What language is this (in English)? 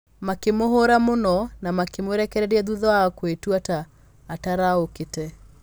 Kikuyu